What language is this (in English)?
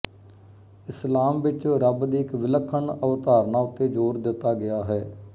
Punjabi